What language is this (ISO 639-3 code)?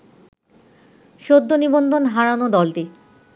ben